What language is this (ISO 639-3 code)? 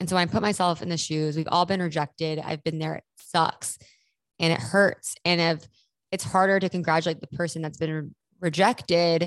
eng